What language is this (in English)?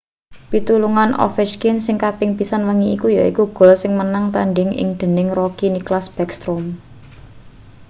Javanese